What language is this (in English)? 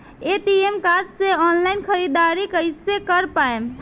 Bhojpuri